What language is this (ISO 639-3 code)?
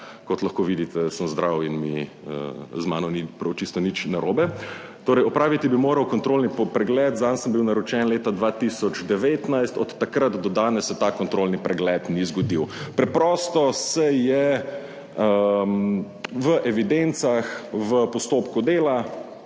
slv